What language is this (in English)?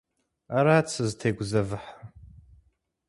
Kabardian